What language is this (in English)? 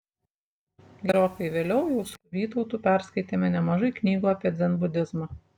Lithuanian